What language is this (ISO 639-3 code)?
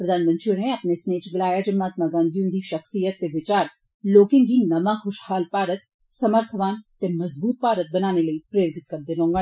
doi